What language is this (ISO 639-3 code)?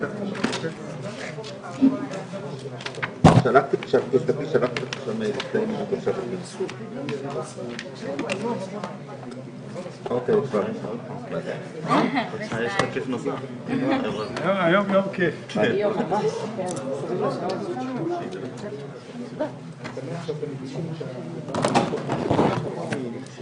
heb